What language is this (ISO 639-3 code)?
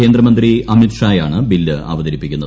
mal